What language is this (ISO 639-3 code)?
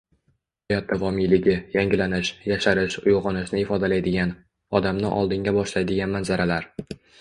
uzb